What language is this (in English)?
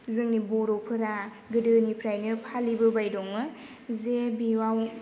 Bodo